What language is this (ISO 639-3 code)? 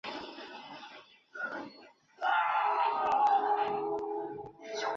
zho